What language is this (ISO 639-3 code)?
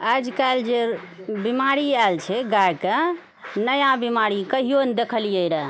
mai